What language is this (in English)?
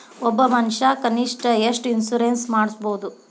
Kannada